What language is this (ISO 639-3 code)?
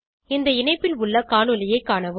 tam